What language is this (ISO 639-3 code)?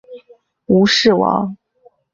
zho